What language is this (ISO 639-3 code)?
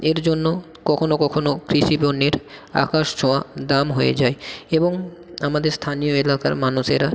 ben